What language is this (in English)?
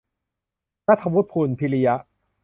Thai